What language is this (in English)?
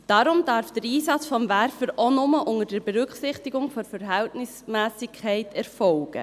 Swiss German